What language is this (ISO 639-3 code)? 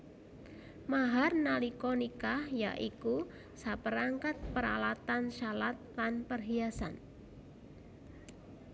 jav